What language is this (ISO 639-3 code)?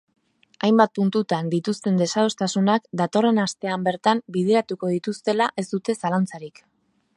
eus